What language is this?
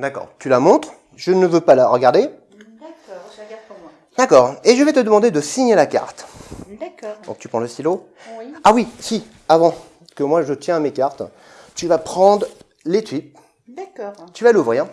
French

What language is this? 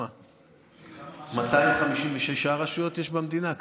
Hebrew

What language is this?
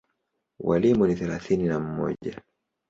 Swahili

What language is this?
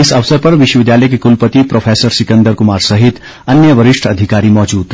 Hindi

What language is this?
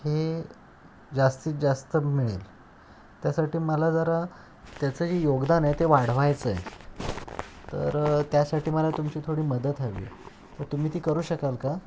Marathi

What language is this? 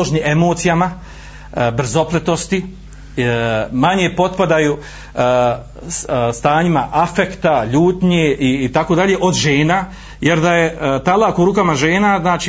Croatian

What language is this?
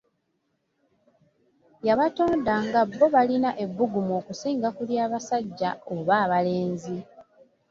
Ganda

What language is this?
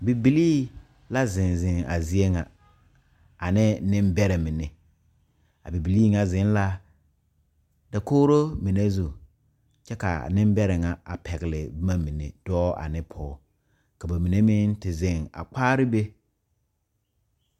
Southern Dagaare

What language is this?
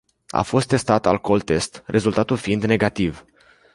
Romanian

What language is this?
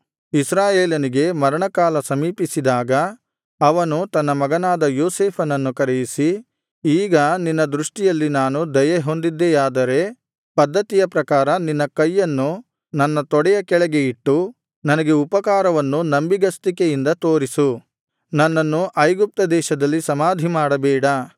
Kannada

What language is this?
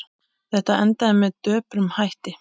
Icelandic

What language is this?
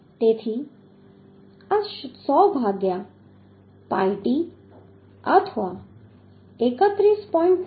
Gujarati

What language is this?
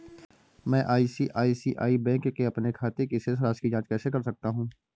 Hindi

